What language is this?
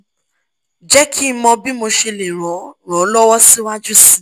Yoruba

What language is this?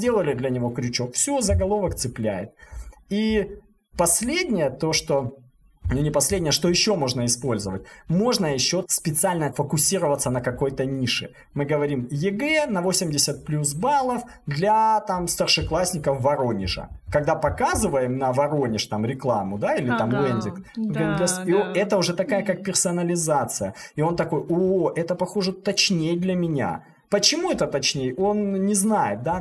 Russian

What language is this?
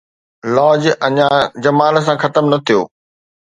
Sindhi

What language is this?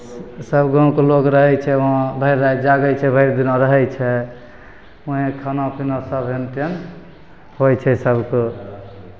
Maithili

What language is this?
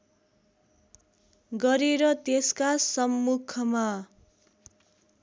Nepali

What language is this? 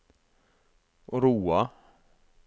Norwegian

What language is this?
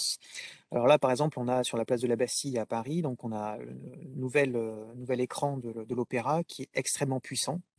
French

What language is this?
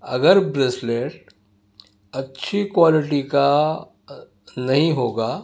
Urdu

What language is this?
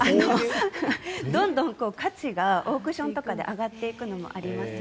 Japanese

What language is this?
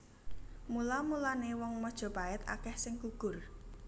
Javanese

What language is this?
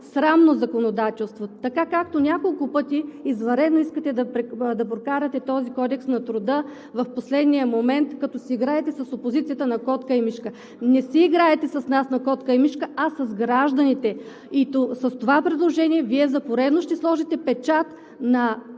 Bulgarian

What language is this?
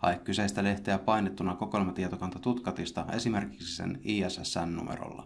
Finnish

